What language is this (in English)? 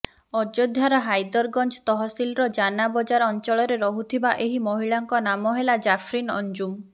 Odia